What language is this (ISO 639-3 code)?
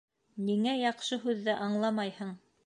bak